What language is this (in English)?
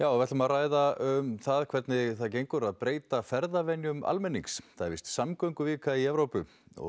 Icelandic